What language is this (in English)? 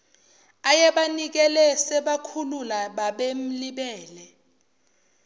Zulu